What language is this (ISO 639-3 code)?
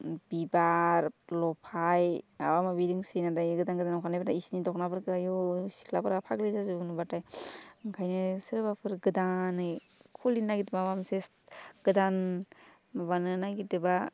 brx